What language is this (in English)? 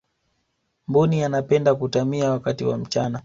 Swahili